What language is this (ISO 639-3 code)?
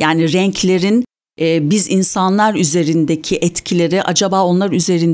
tur